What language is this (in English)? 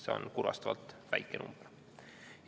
Estonian